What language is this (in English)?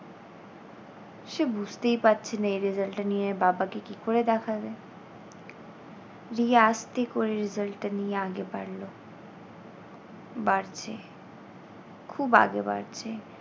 Bangla